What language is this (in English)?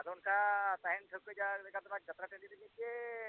Santali